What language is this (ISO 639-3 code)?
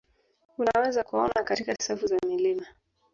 swa